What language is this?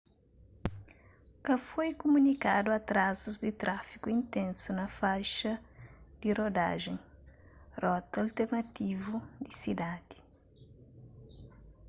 Kabuverdianu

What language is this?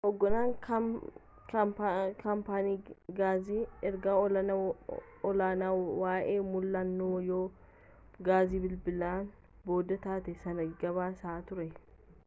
Oromo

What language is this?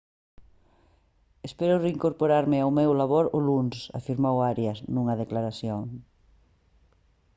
Galician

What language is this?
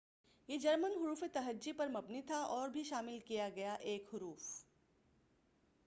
Urdu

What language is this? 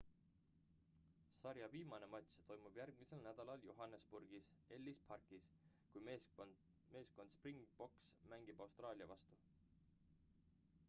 Estonian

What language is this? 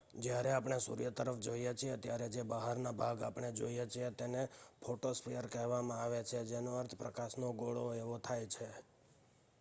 Gujarati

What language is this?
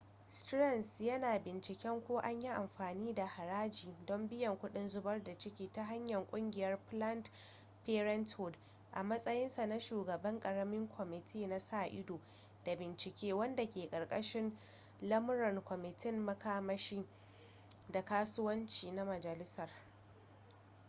Hausa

